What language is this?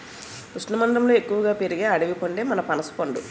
Telugu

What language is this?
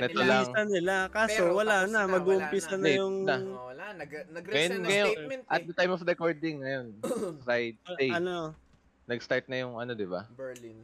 Filipino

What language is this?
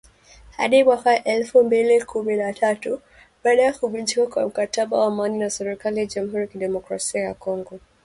Swahili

